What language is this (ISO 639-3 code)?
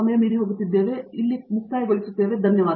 kan